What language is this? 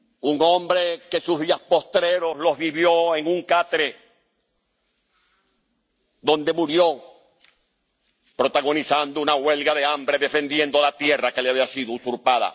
Spanish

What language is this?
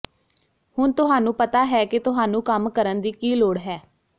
Punjabi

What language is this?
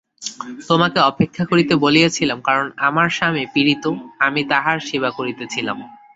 Bangla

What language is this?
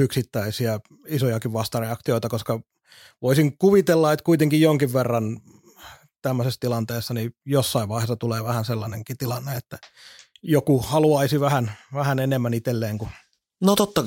Finnish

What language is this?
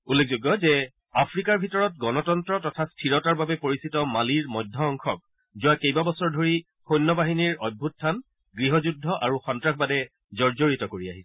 Assamese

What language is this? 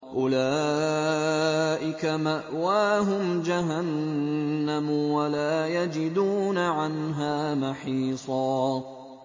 Arabic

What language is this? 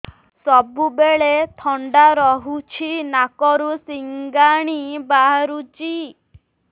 Odia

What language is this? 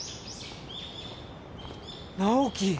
Japanese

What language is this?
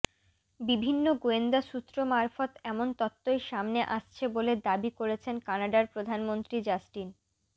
Bangla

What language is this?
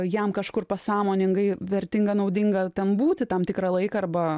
Lithuanian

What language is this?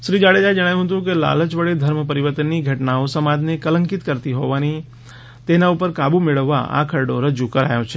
Gujarati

